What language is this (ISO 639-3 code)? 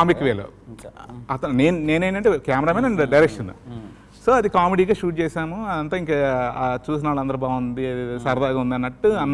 eng